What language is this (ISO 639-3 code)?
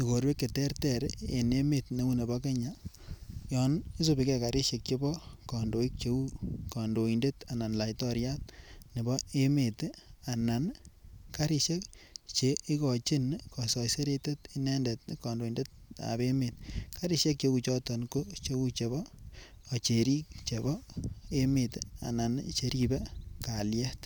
kln